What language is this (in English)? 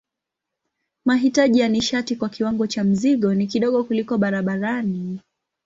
Swahili